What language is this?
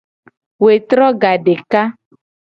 Gen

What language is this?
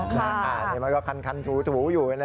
Thai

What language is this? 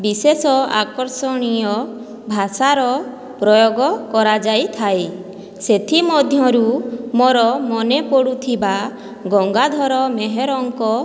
Odia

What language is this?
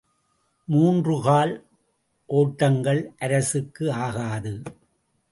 Tamil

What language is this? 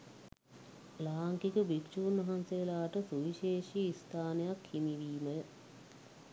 Sinhala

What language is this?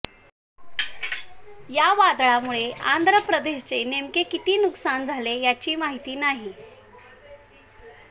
Marathi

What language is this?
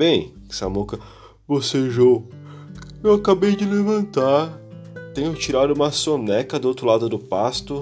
Portuguese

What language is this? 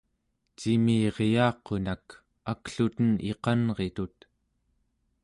Central Yupik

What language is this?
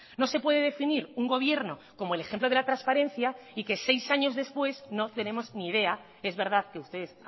Spanish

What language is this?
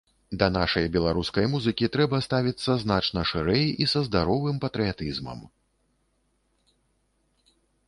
Belarusian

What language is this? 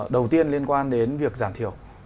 Vietnamese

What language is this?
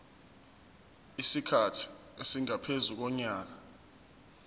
Zulu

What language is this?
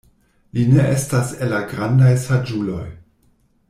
Esperanto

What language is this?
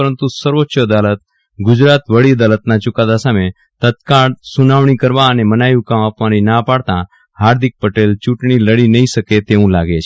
Gujarati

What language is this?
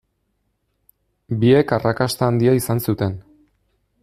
Basque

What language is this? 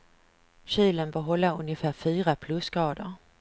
Swedish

